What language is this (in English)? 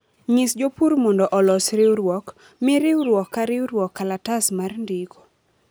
Luo (Kenya and Tanzania)